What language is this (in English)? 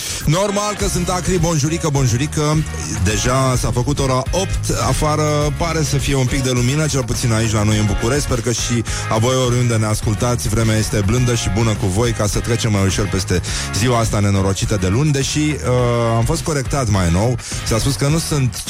Romanian